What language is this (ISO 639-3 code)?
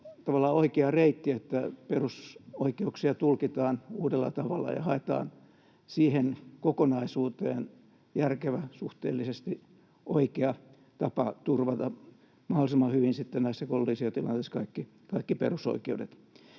fin